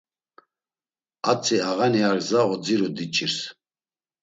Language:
Laz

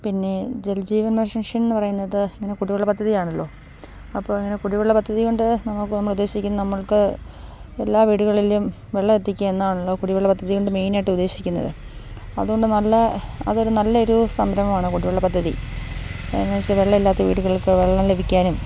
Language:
Malayalam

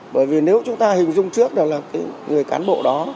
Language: Vietnamese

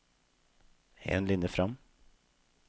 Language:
Norwegian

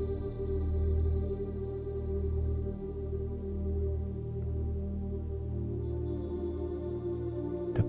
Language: French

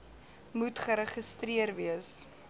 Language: Afrikaans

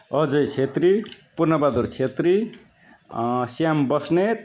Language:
Nepali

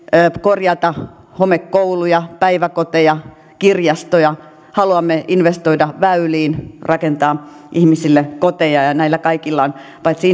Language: Finnish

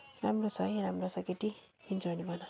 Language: Nepali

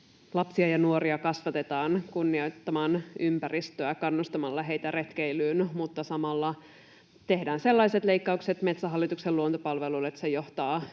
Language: Finnish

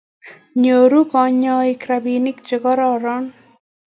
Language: Kalenjin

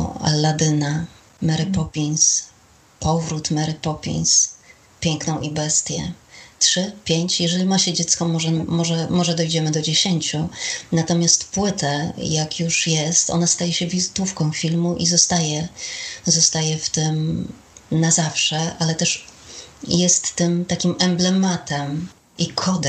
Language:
Polish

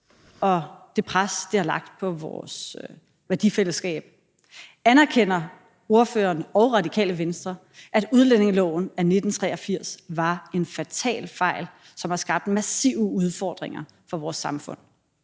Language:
Danish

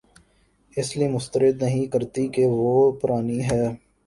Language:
Urdu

